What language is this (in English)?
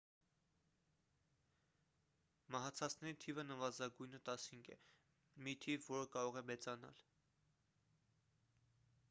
Armenian